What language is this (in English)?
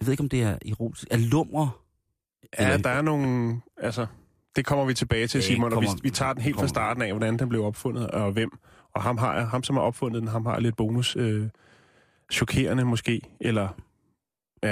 Danish